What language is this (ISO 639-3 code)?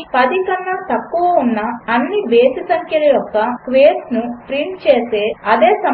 tel